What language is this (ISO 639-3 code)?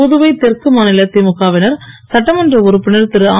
tam